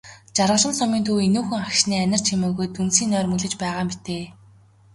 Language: Mongolian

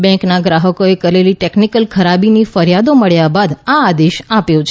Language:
Gujarati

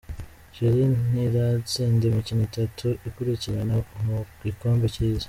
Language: Kinyarwanda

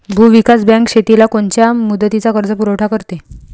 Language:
Marathi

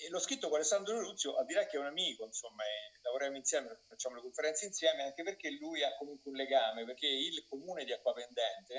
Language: Italian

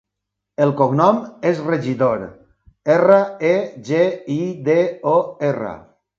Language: Catalan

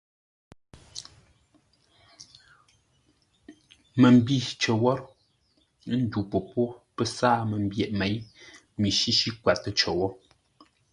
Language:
Ngombale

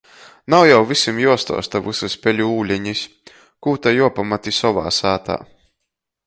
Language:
Latgalian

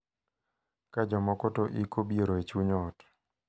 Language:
Luo (Kenya and Tanzania)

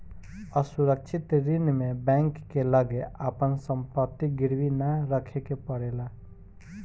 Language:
Bhojpuri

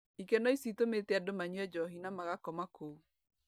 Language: Kikuyu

